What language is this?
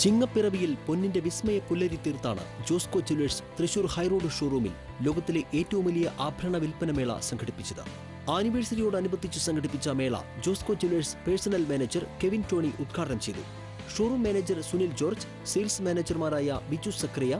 Arabic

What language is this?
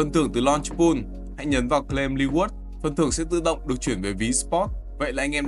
Vietnamese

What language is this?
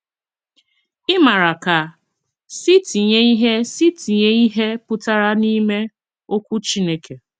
Igbo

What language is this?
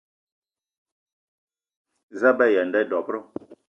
Eton (Cameroon)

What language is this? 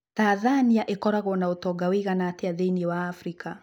Kikuyu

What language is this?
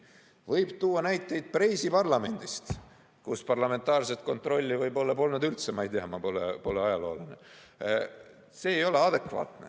Estonian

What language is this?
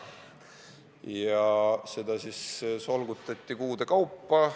Estonian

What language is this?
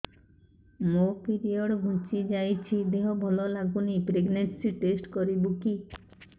Odia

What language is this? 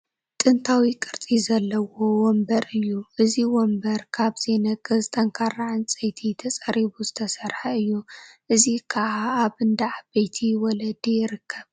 Tigrinya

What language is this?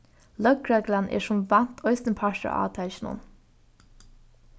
Faroese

